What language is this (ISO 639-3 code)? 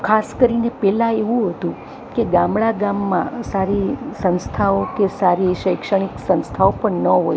guj